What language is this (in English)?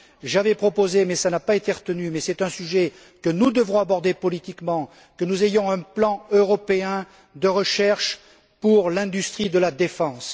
French